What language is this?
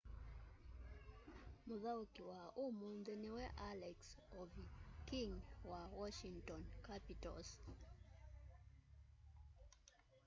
Kamba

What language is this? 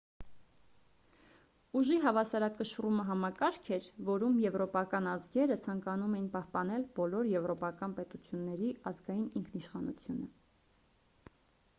Armenian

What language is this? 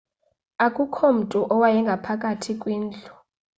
Xhosa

